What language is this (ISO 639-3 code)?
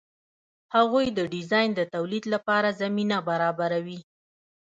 pus